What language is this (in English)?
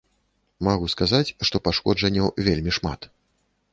Belarusian